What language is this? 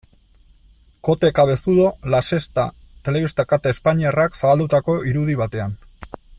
Basque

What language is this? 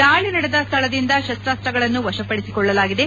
Kannada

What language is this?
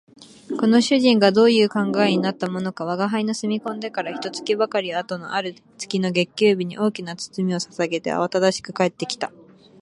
Japanese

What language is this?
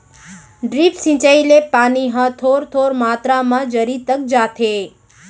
Chhattisgarhi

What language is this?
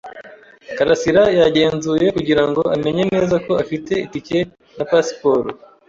Kinyarwanda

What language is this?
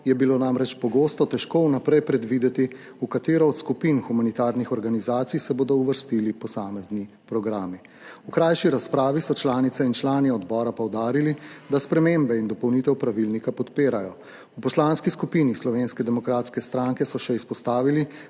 Slovenian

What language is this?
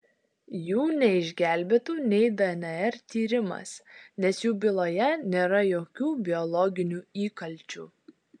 Lithuanian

